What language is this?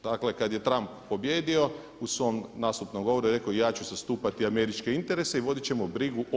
Croatian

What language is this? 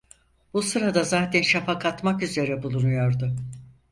Turkish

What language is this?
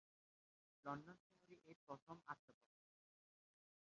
Bangla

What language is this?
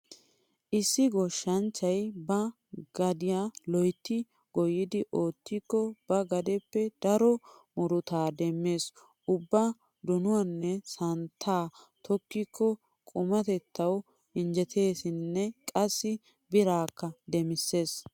Wolaytta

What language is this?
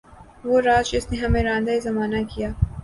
Urdu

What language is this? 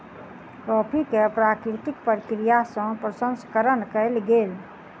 Maithili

